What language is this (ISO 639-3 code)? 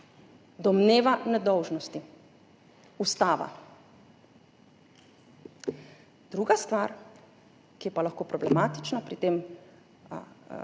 slv